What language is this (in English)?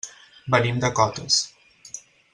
Catalan